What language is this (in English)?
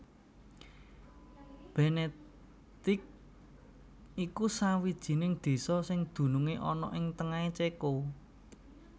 Javanese